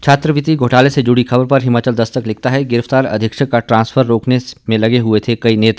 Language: Hindi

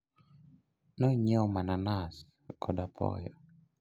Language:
Luo (Kenya and Tanzania)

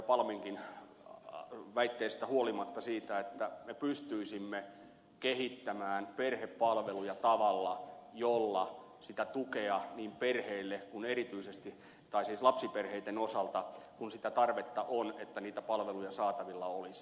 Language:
Finnish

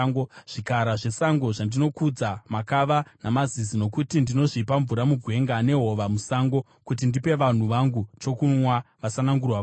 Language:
Shona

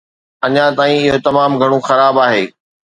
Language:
Sindhi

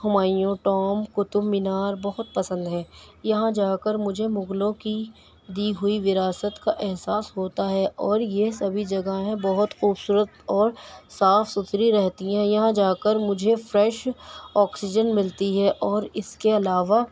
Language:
Urdu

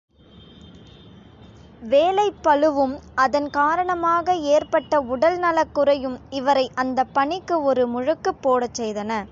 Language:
Tamil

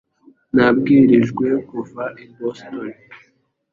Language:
Kinyarwanda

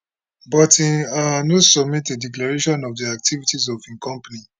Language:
Nigerian Pidgin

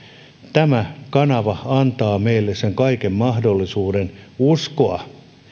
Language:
Finnish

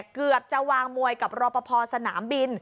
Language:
Thai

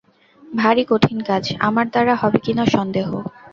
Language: Bangla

